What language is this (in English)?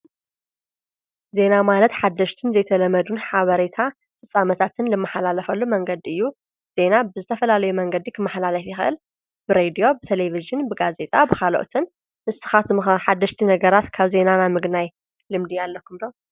Tigrinya